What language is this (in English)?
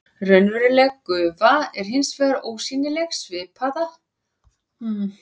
Icelandic